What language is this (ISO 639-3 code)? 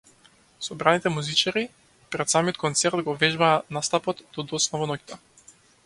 mkd